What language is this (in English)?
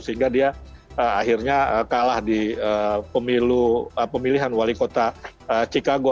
Indonesian